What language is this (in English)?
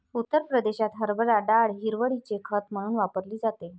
Marathi